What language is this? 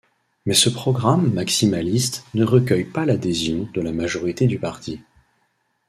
French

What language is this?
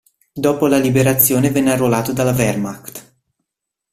Italian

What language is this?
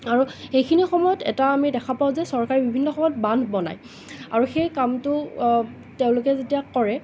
Assamese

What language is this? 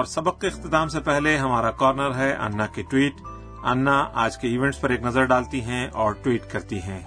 Urdu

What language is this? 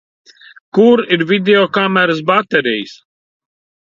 Latvian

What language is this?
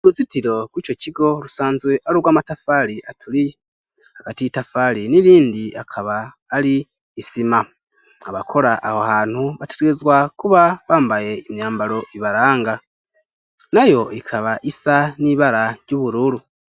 Rundi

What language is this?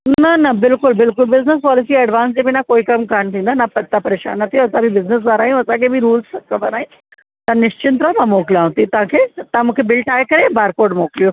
Sindhi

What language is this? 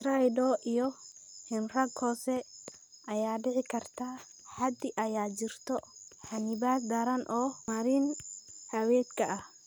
Somali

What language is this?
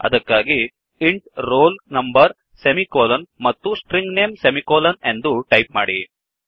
Kannada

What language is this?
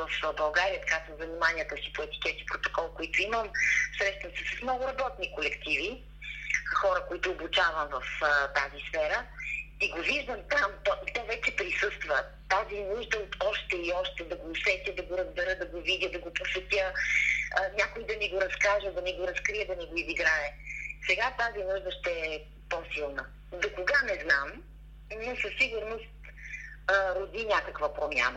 Bulgarian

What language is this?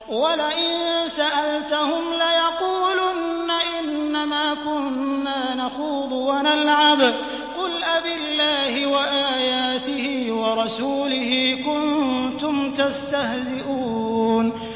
Arabic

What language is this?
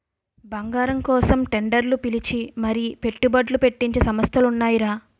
Telugu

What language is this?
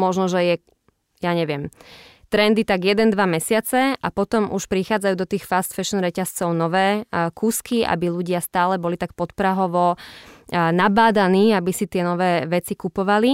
Slovak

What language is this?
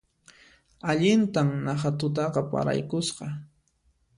Puno Quechua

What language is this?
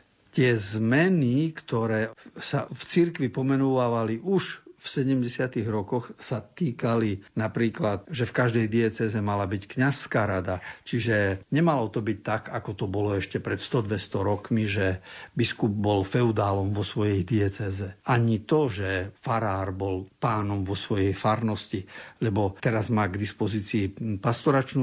Slovak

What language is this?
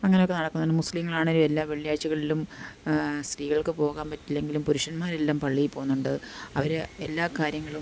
Malayalam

